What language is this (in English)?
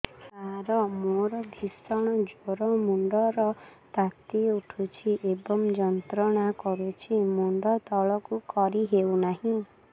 Odia